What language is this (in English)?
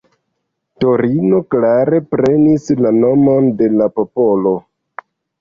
Esperanto